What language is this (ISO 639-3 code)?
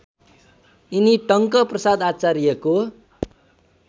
nep